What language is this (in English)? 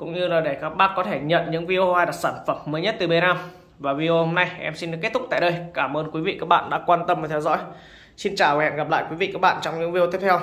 Vietnamese